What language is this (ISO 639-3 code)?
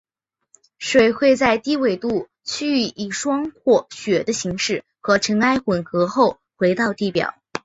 zho